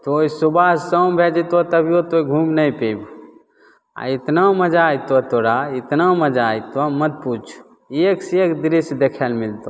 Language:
Maithili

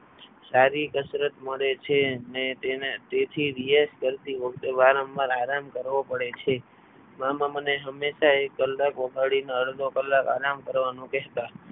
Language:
Gujarati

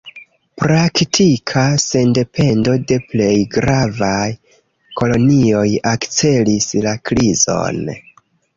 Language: Esperanto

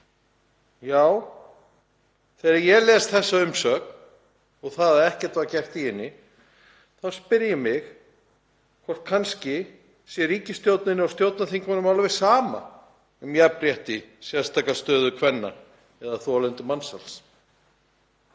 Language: Icelandic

